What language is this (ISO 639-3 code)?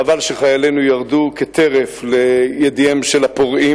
heb